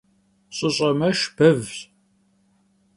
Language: Kabardian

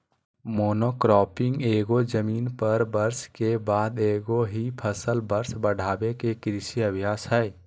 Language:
Magahi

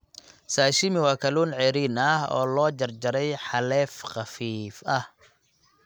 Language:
Somali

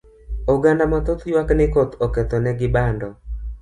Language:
Luo (Kenya and Tanzania)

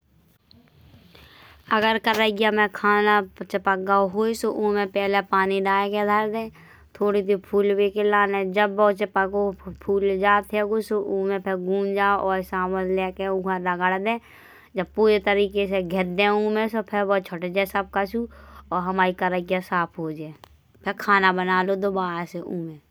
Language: Bundeli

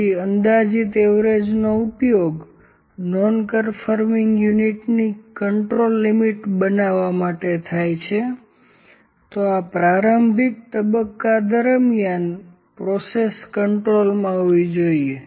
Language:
Gujarati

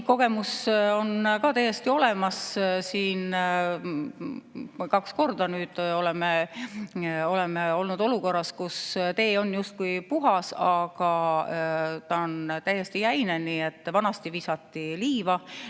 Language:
Estonian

